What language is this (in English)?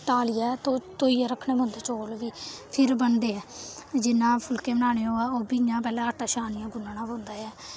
Dogri